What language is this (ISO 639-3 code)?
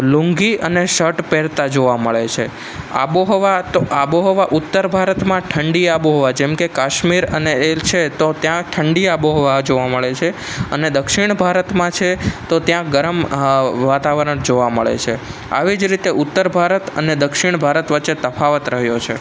guj